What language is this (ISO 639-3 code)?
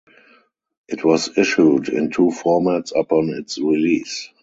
eng